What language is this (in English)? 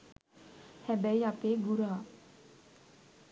Sinhala